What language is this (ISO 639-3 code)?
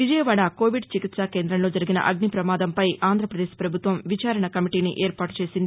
tel